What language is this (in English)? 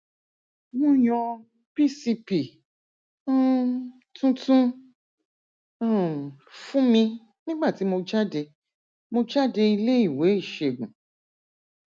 Yoruba